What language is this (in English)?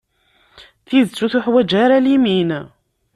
Kabyle